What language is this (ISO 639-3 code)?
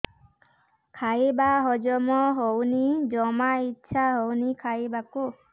ori